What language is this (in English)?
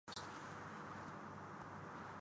Urdu